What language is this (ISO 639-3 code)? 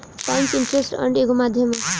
bho